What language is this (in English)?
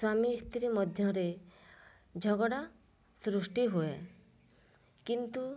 Odia